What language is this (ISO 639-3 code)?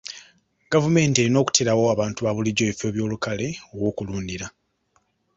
lug